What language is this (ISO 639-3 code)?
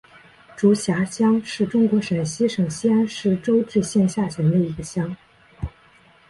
zho